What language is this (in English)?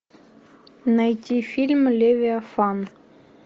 Russian